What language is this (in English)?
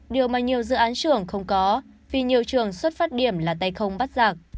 Vietnamese